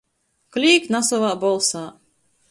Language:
Latgalian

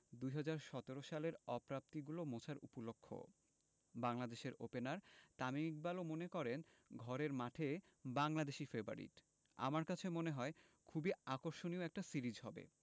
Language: Bangla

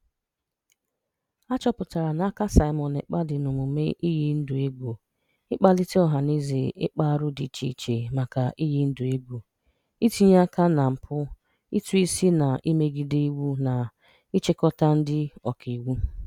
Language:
Igbo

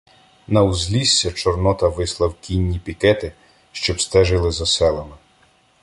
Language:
Ukrainian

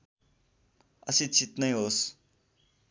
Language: Nepali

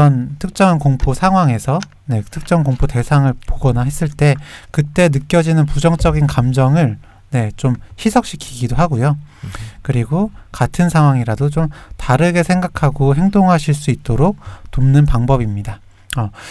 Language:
Korean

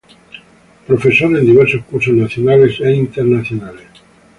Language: Spanish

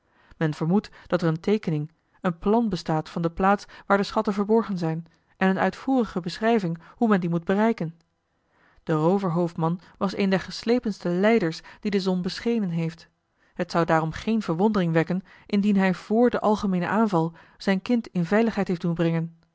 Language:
Dutch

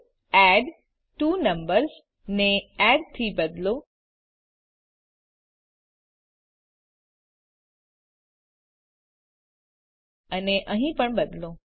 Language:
Gujarati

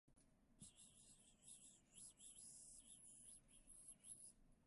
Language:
Japanese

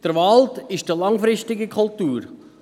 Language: Swiss German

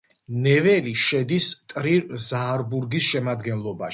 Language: Georgian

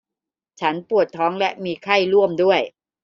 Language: Thai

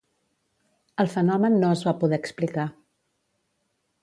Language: Catalan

